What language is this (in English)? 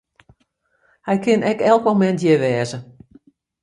Western Frisian